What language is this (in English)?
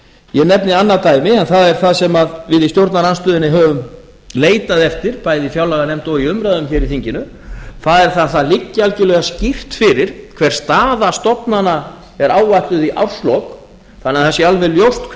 Icelandic